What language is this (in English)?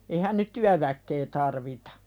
Finnish